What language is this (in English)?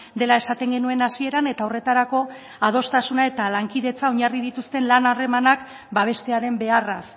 Basque